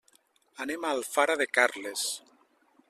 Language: Catalan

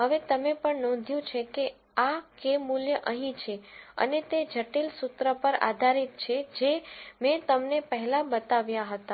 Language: Gujarati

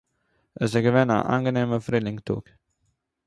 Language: Yiddish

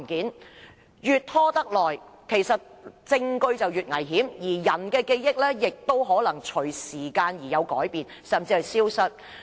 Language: Cantonese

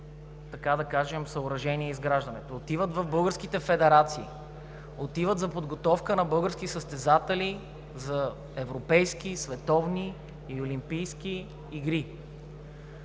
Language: Bulgarian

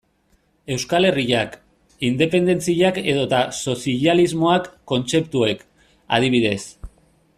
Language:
Basque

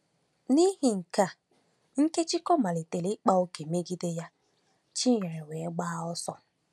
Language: Igbo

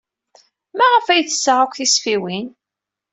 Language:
Kabyle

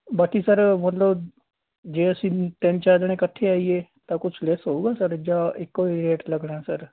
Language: Punjabi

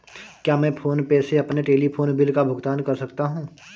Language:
Hindi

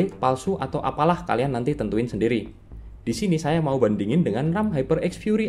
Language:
Indonesian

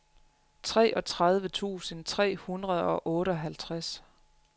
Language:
Danish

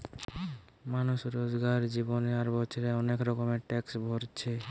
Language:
Bangla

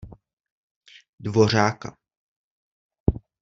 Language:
Czech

